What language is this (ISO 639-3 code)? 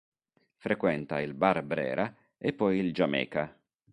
ita